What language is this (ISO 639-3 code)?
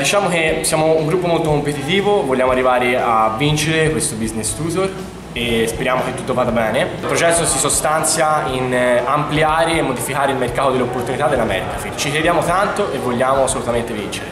ita